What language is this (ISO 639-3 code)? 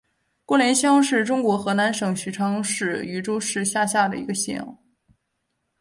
zho